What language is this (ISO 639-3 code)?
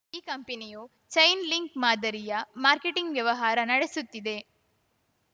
kan